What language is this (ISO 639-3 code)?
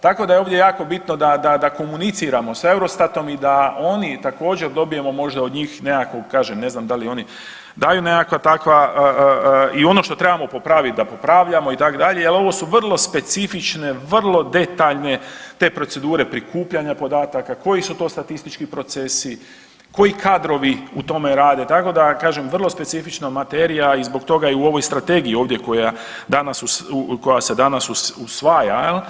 hrv